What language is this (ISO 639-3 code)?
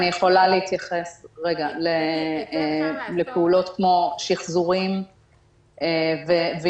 heb